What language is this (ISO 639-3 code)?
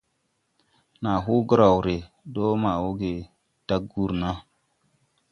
tui